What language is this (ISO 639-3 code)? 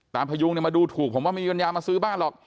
tha